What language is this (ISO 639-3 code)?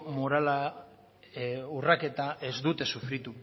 eus